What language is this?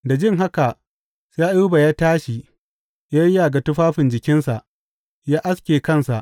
Hausa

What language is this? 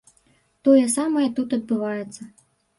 Belarusian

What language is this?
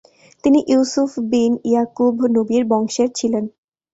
Bangla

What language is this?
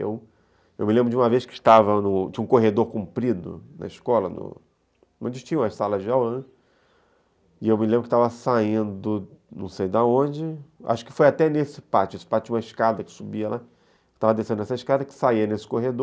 Portuguese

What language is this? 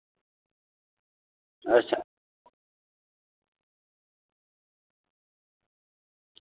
Dogri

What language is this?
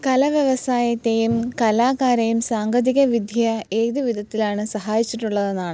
Malayalam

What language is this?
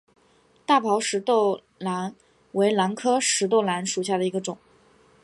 Chinese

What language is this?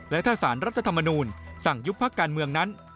Thai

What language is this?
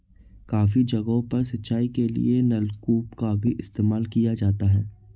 Hindi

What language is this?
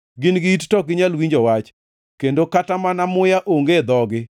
Luo (Kenya and Tanzania)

